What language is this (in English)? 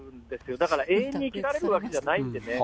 Japanese